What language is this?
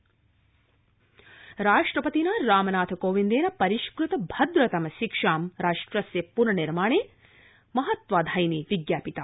Sanskrit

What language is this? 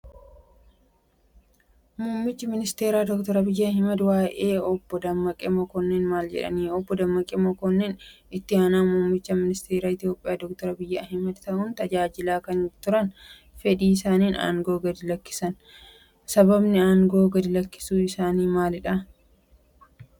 Oromo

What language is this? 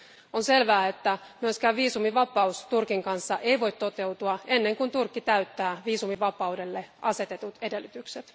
Finnish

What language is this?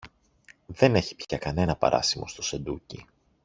Greek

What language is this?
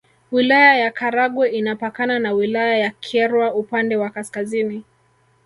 Swahili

